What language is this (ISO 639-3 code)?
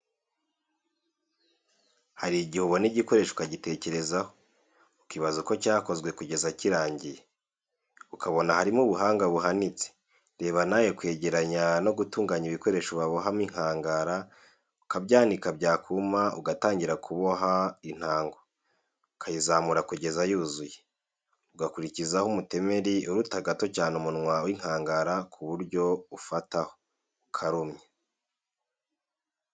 kin